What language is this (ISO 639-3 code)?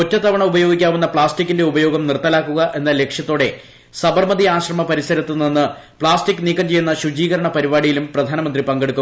mal